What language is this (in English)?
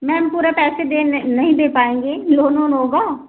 Hindi